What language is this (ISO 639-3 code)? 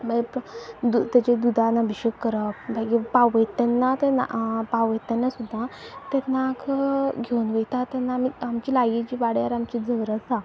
kok